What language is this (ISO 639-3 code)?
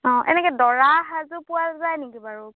asm